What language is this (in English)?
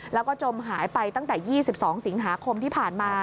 Thai